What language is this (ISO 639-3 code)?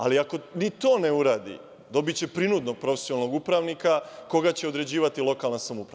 srp